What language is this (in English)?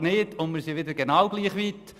Swiss German